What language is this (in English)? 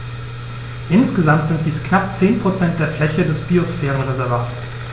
German